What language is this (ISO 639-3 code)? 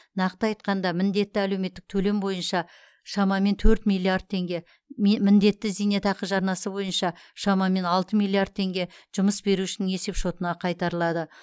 kaz